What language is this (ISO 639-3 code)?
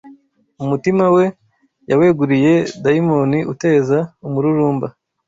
kin